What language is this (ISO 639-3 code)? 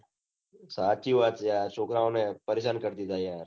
guj